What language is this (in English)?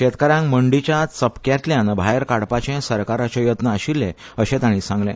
Konkani